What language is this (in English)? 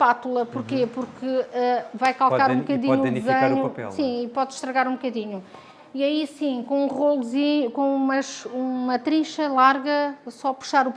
Portuguese